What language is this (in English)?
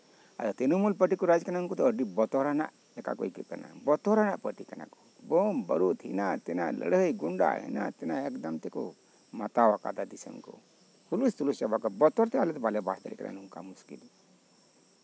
Santali